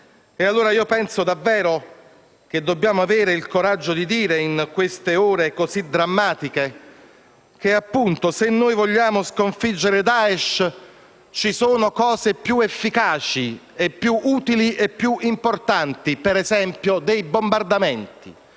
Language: Italian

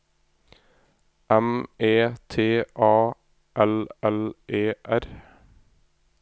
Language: Norwegian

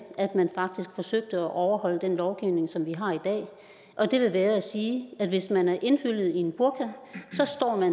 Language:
Danish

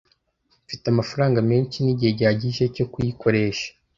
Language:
Kinyarwanda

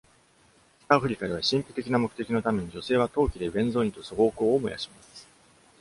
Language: Japanese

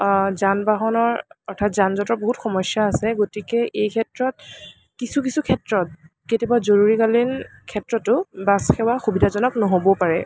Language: Assamese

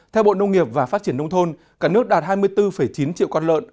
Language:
Vietnamese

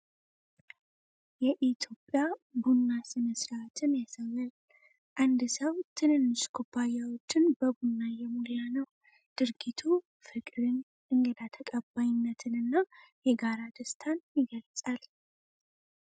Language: Amharic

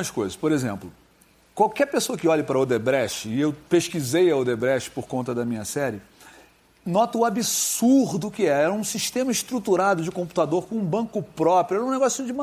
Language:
Portuguese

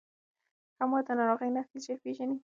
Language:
Pashto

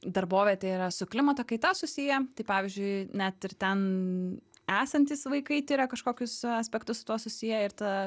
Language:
Lithuanian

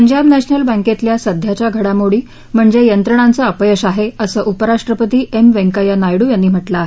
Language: Marathi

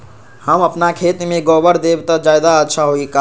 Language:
Magahi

